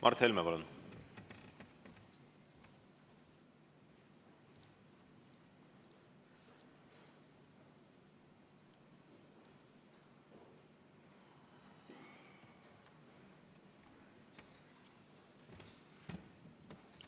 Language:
Estonian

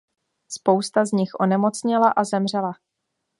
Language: Czech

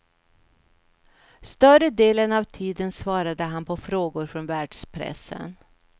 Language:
Swedish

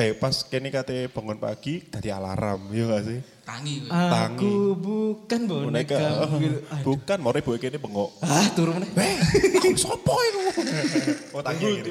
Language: Indonesian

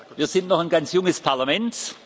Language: German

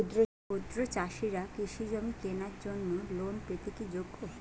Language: Bangla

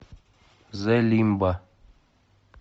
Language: Russian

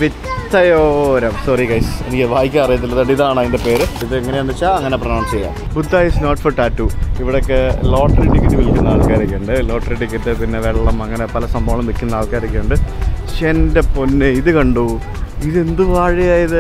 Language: Malayalam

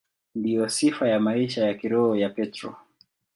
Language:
Swahili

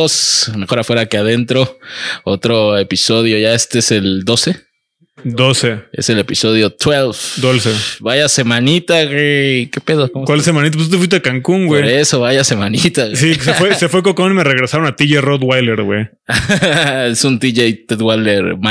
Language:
Spanish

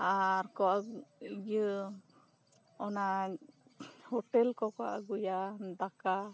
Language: Santali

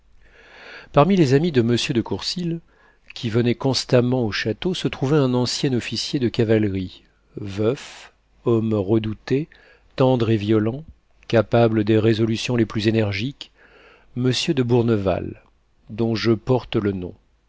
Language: French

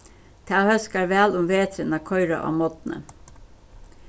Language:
Faroese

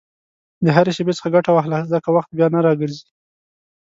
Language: Pashto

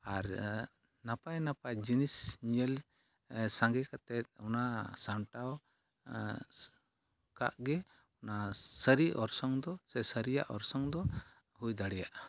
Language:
Santali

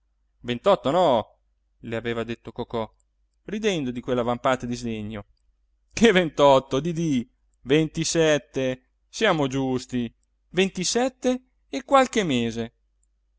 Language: Italian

